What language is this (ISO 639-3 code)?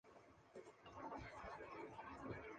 zho